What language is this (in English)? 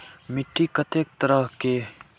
Maithili